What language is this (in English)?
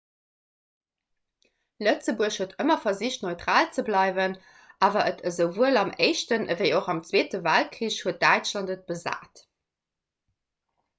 Luxembourgish